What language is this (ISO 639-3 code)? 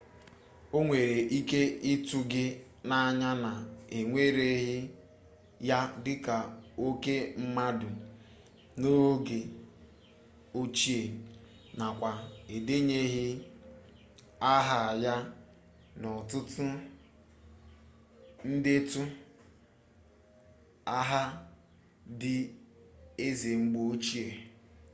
ibo